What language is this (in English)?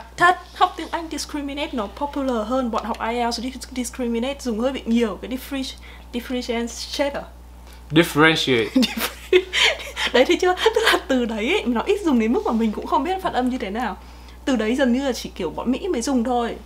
Vietnamese